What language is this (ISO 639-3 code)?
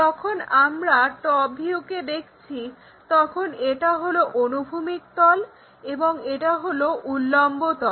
ben